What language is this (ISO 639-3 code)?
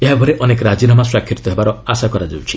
ori